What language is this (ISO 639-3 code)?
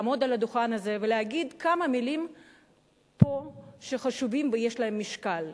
heb